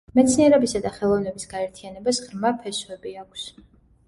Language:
Georgian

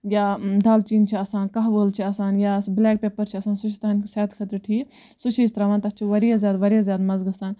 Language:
Kashmiri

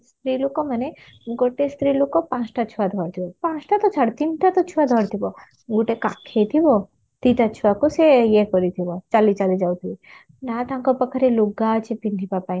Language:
Odia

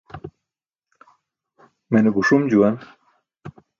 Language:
Burushaski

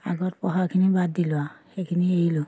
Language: Assamese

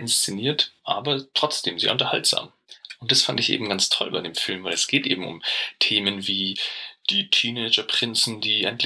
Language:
German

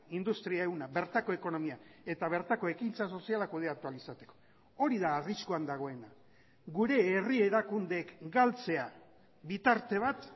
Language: Basque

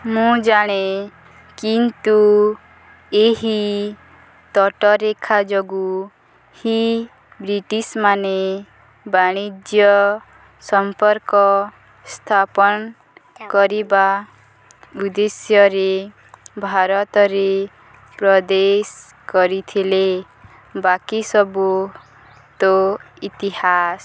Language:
Odia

